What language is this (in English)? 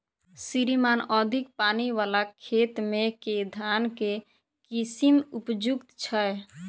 Maithili